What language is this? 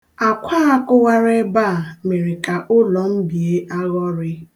Igbo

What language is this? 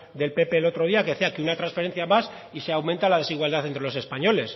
Spanish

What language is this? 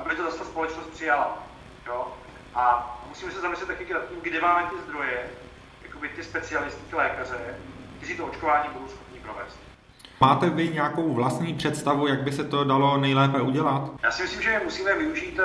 Czech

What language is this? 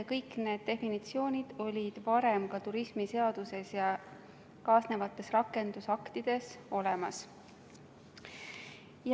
Estonian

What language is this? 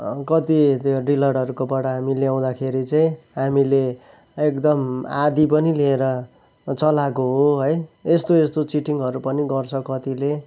Nepali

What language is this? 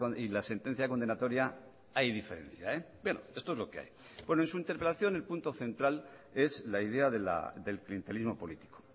Spanish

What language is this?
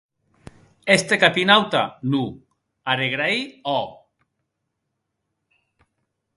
Occitan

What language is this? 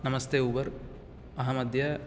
Sanskrit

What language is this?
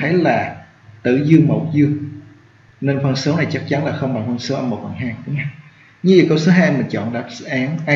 Vietnamese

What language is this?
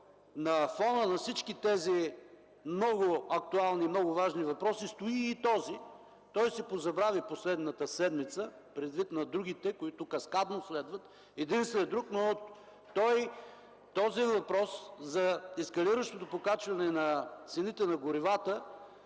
Bulgarian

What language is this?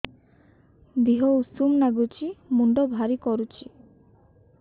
Odia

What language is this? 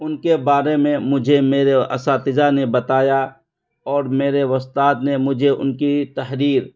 Urdu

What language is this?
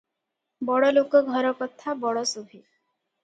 Odia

